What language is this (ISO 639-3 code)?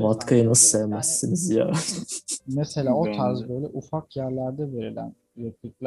tur